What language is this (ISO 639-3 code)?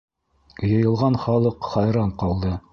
bak